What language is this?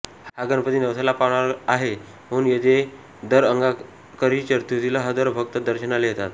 Marathi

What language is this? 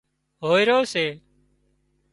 Wadiyara Koli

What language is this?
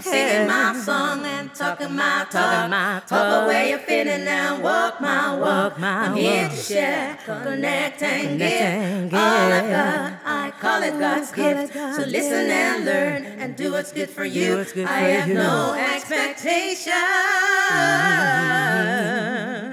Dutch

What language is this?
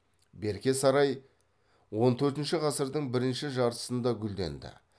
Kazakh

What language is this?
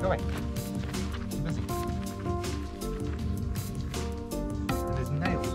English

